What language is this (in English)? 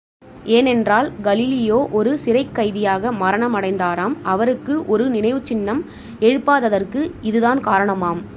Tamil